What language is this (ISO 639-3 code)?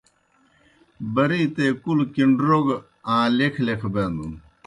plk